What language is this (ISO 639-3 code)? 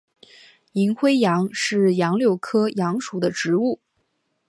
zho